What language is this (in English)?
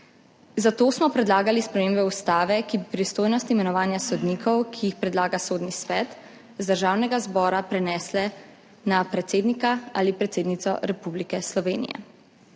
Slovenian